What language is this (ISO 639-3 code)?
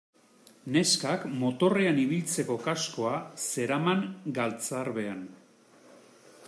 eus